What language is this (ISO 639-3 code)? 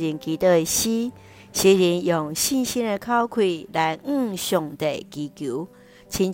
zho